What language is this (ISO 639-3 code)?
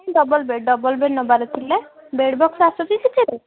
ori